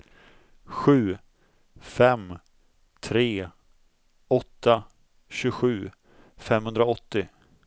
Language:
Swedish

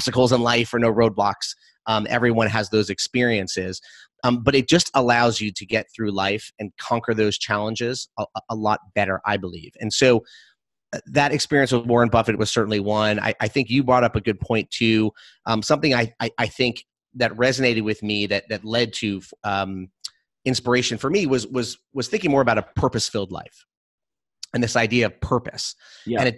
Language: English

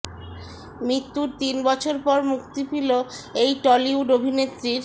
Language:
Bangla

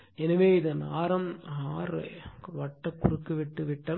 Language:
Tamil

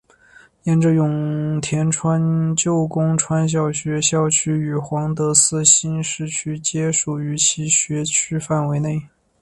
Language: Chinese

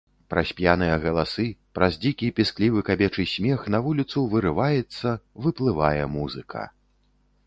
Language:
Belarusian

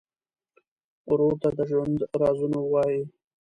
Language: Pashto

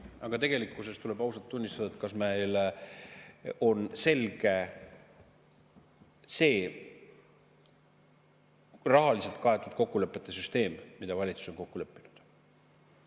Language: Estonian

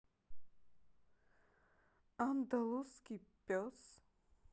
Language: Russian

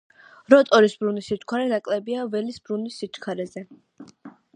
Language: Georgian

